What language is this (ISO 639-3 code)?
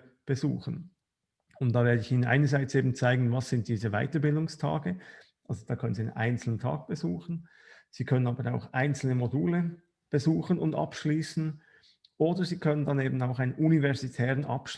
deu